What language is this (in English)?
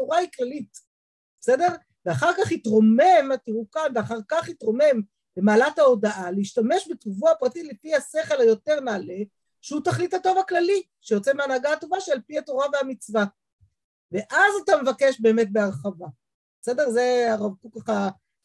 Hebrew